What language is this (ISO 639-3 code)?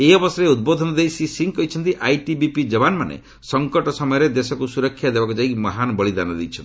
ori